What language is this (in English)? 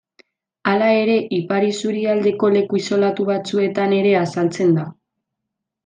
Basque